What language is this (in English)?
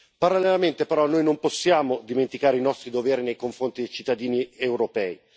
Italian